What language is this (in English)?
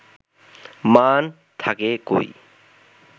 Bangla